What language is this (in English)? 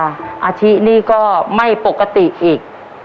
Thai